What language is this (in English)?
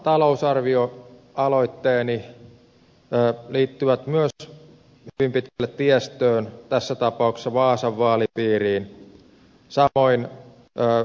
Finnish